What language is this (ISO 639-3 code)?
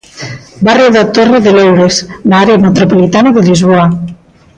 glg